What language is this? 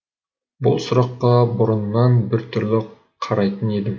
Kazakh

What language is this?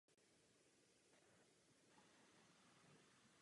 Czech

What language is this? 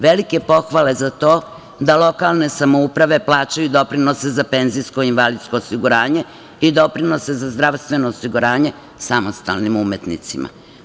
Serbian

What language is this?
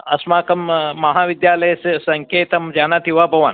Sanskrit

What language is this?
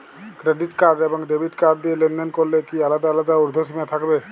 Bangla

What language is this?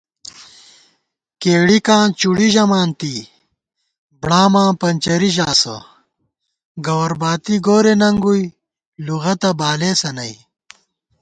Gawar-Bati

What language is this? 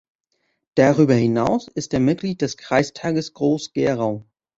German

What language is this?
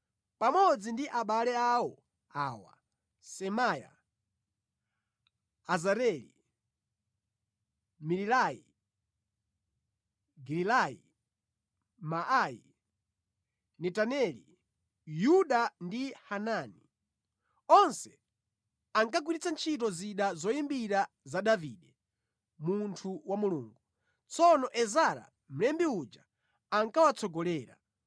Nyanja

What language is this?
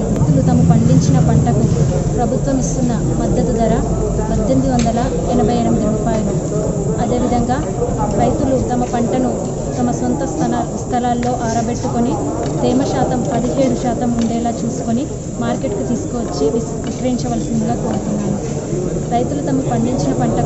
Indonesian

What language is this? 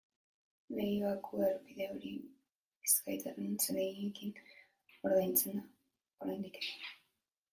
Basque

